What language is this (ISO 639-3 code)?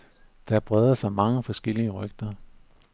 dan